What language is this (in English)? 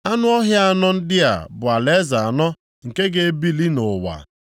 Igbo